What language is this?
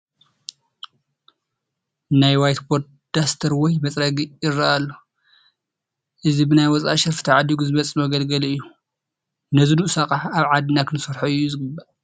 Tigrinya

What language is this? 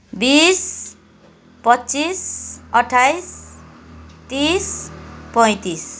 Nepali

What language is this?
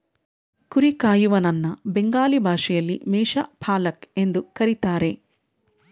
Kannada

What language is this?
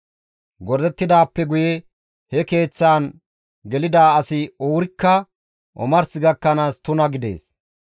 Gamo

